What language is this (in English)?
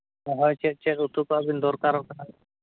Santali